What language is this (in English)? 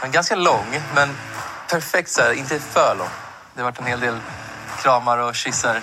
Swedish